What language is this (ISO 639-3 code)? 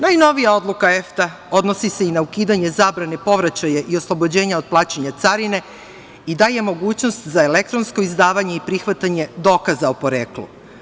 srp